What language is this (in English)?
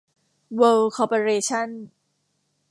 Thai